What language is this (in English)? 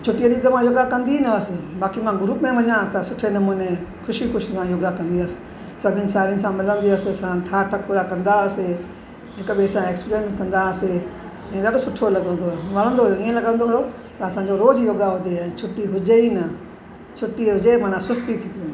Sindhi